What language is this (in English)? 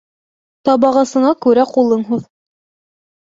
Bashkir